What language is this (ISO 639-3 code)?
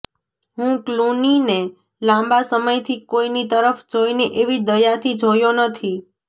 guj